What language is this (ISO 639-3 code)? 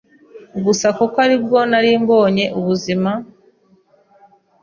kin